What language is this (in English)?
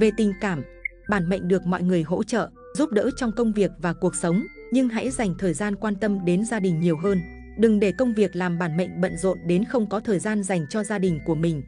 Vietnamese